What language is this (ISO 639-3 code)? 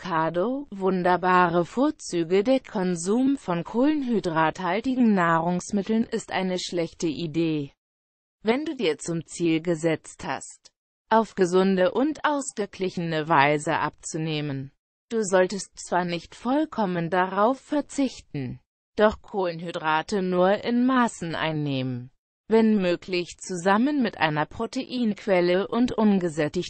deu